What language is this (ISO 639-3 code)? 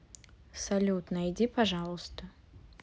rus